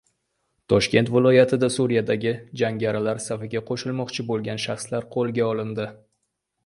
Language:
Uzbek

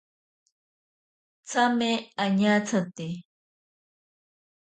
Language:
Ashéninka Perené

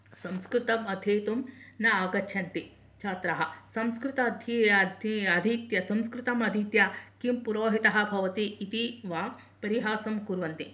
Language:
Sanskrit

